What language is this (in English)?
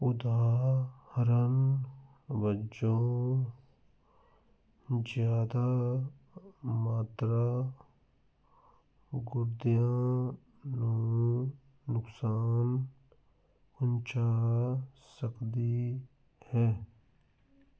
Punjabi